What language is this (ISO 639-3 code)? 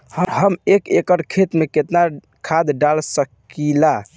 bho